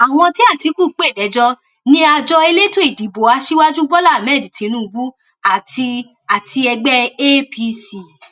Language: Yoruba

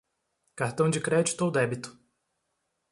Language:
Portuguese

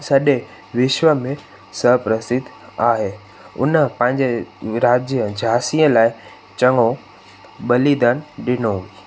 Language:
Sindhi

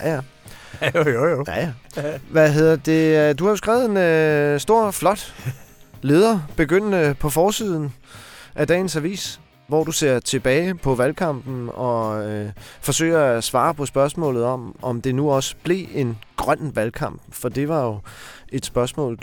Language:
Danish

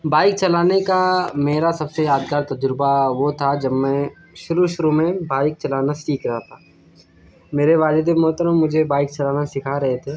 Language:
Urdu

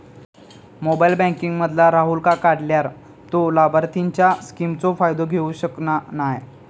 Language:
Marathi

